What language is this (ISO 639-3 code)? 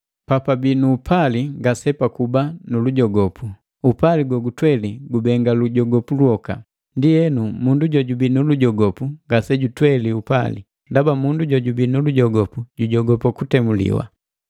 mgv